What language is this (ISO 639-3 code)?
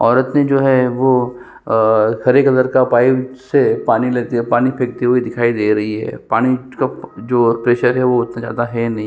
hin